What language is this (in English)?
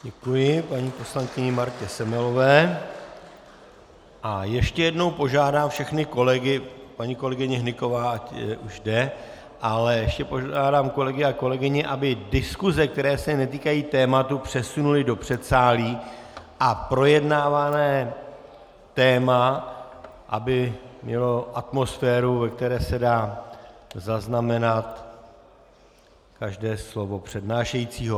Czech